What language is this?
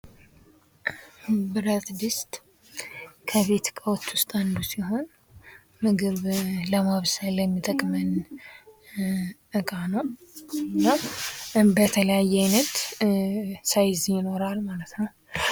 Amharic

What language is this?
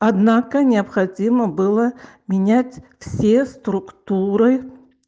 Russian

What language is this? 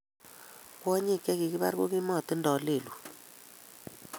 Kalenjin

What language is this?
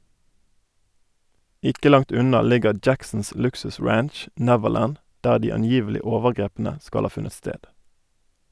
Norwegian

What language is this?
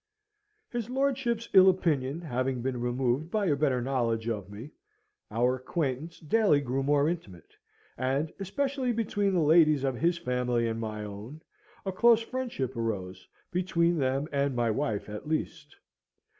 English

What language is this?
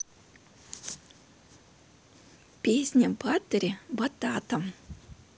Russian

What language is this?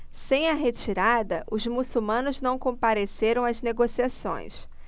Portuguese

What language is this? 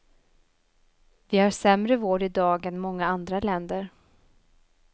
Swedish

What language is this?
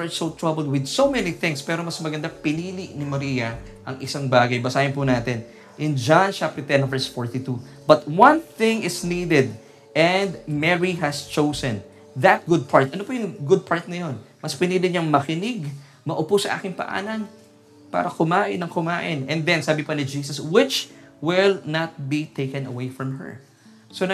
Filipino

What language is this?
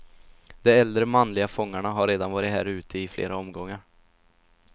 Swedish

